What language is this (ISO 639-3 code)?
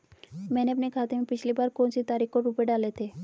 hin